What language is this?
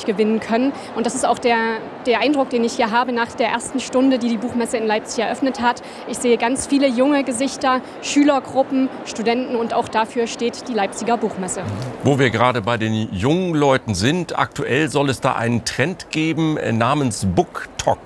German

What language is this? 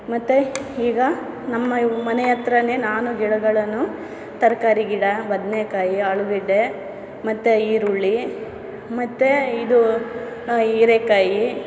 Kannada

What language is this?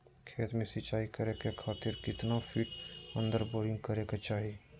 Magahi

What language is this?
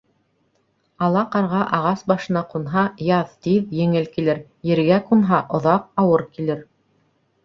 Bashkir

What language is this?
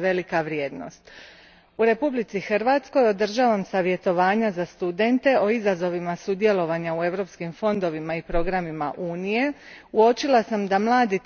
Croatian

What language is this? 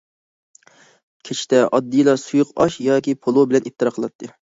Uyghur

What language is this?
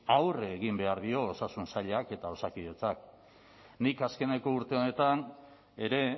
Basque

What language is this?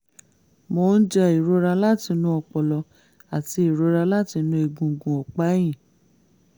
Yoruba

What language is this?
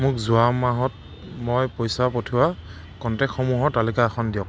Assamese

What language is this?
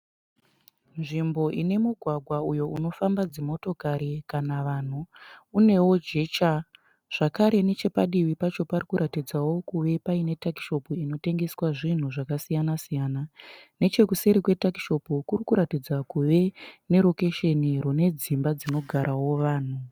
Shona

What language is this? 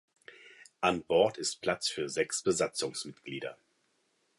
German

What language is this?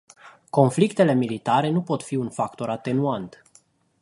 Romanian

